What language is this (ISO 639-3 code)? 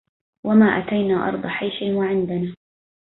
ara